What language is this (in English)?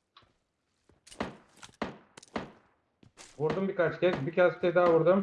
Turkish